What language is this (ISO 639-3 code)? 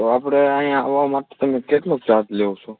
guj